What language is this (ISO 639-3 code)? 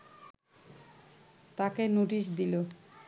ben